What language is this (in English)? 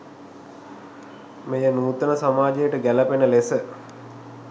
Sinhala